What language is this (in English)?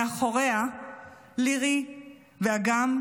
Hebrew